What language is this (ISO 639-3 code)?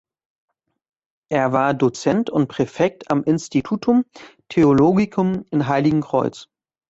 deu